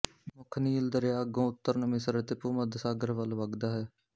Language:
Punjabi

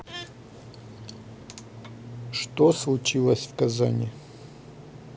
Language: Russian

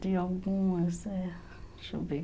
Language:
Portuguese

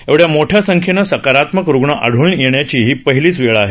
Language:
Marathi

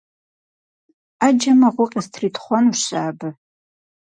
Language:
Kabardian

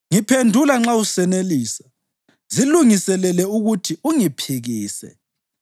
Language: North Ndebele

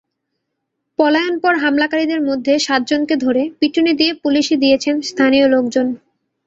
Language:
Bangla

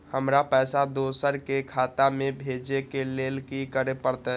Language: Maithili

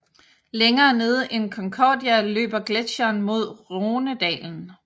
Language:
Danish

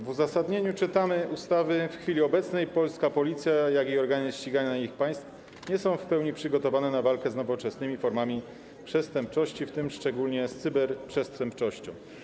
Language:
Polish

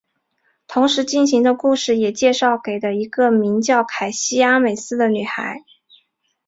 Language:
Chinese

